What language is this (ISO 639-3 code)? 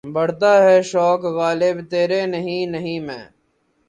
urd